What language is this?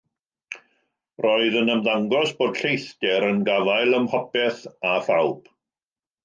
Welsh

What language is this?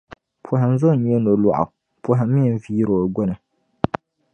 Dagbani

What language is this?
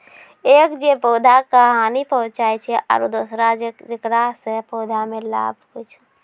Maithili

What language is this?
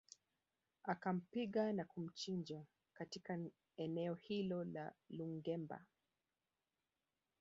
Swahili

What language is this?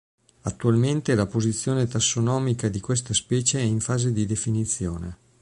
Italian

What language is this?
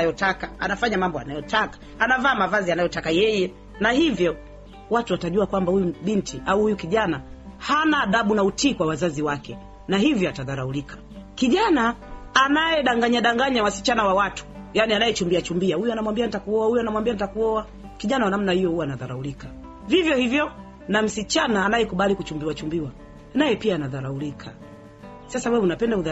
Swahili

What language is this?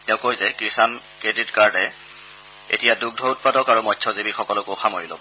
Assamese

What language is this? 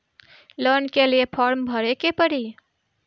Bhojpuri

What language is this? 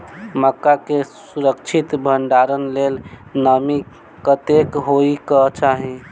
Maithili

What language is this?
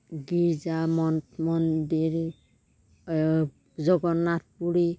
Assamese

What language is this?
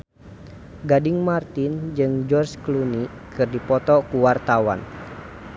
Sundanese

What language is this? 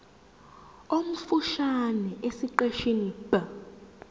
Zulu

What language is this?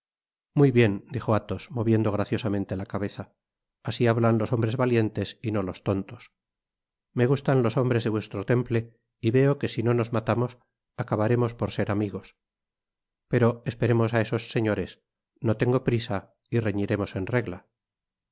Spanish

